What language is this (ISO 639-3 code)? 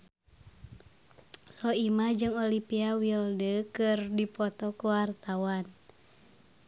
sun